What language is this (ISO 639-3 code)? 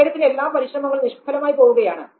mal